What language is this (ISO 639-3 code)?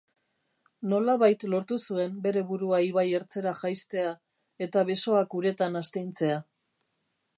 eus